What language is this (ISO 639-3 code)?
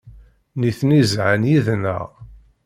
kab